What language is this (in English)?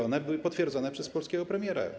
Polish